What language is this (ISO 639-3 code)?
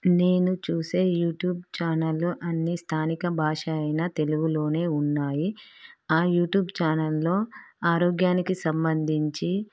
tel